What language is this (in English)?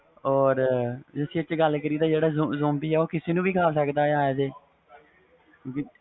Punjabi